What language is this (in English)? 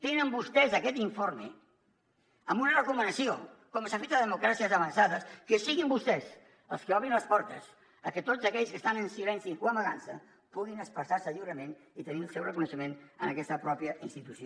Catalan